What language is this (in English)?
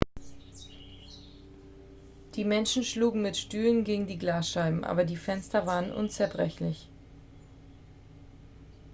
German